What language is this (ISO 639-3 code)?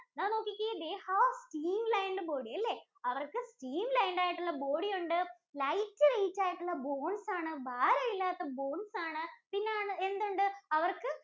mal